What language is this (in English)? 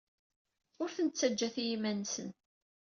Kabyle